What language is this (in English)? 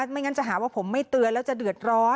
Thai